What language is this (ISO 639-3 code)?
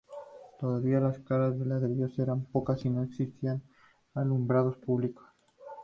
spa